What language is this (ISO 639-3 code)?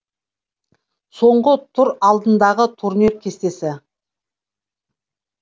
kaz